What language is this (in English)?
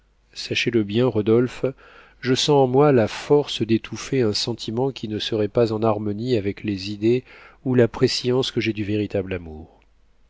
French